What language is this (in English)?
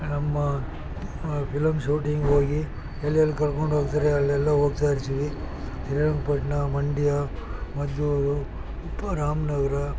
Kannada